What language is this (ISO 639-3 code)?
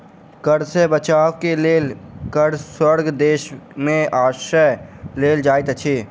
mai